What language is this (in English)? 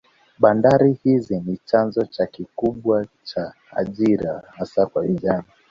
Swahili